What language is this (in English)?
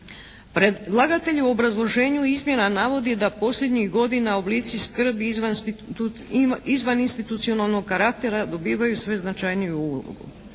Croatian